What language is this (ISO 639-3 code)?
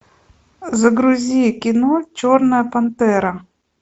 rus